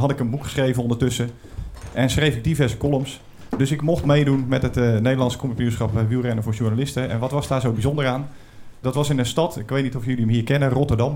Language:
Dutch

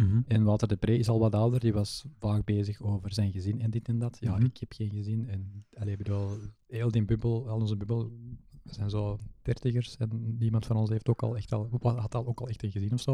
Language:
Dutch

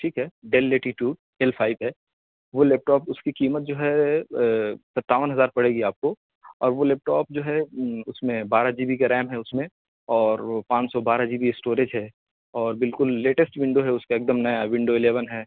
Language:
Urdu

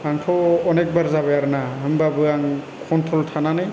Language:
Bodo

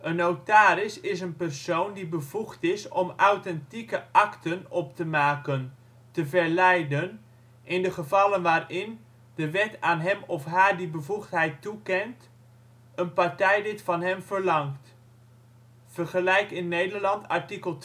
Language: Dutch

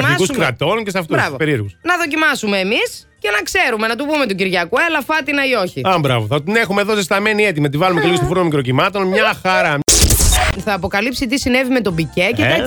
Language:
Greek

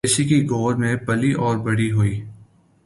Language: Urdu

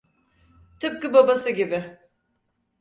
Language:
Turkish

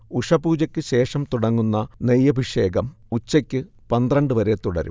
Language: Malayalam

